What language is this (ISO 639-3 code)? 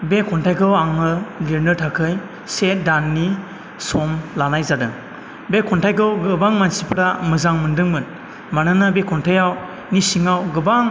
brx